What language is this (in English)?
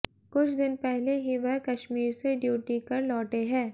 Hindi